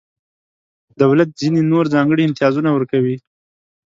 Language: Pashto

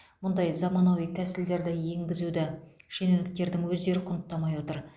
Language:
Kazakh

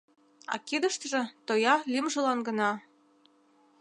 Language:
Mari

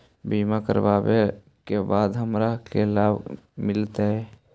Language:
Magahi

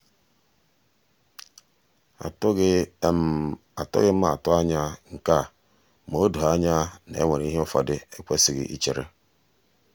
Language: Igbo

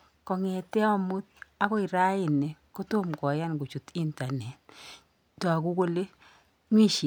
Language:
Kalenjin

